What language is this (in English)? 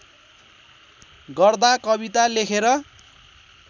Nepali